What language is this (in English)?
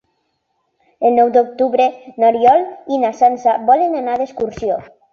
Catalan